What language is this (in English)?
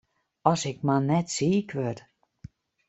Western Frisian